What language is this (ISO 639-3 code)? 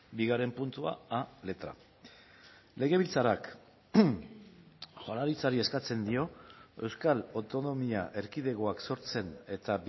eus